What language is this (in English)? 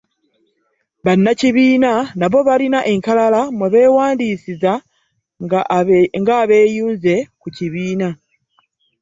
Ganda